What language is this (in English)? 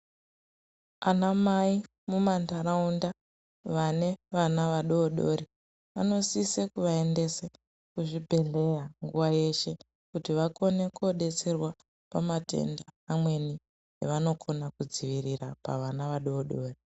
Ndau